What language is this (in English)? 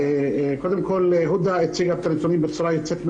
Hebrew